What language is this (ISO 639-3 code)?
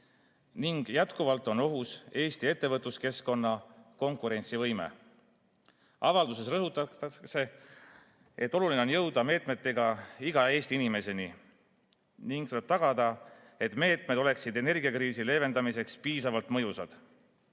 est